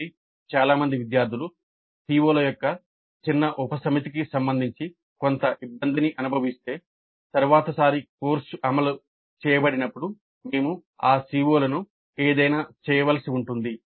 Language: Telugu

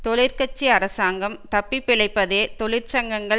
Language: Tamil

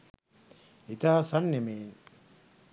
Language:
Sinhala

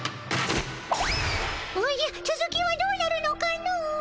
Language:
Japanese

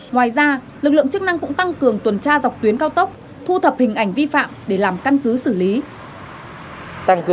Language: Vietnamese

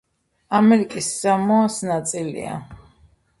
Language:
Georgian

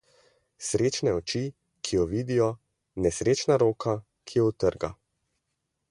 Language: Slovenian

